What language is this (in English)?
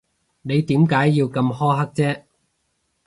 Cantonese